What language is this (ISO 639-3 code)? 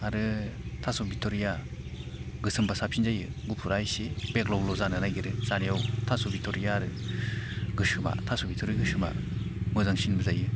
brx